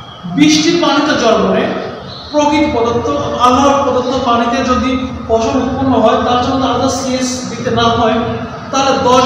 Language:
Turkish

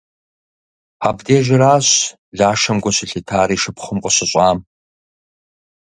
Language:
Kabardian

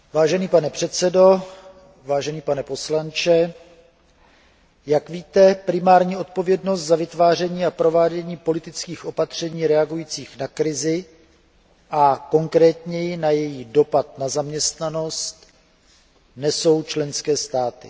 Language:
Czech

